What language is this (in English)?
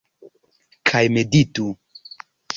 Esperanto